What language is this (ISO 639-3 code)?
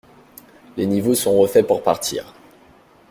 fra